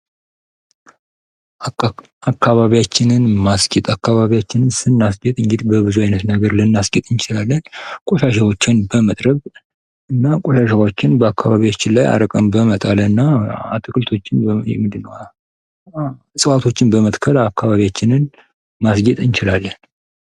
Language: Amharic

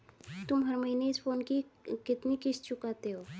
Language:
Hindi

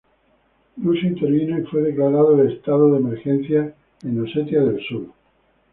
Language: Spanish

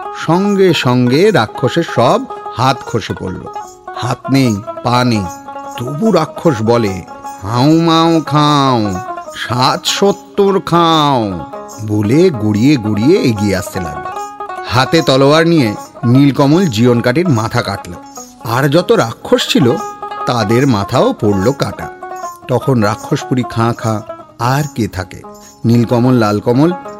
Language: Bangla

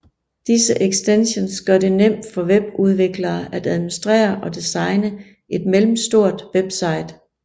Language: Danish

